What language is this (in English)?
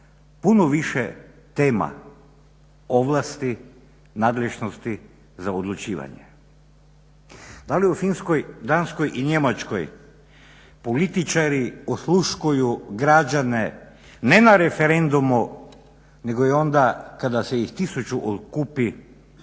Croatian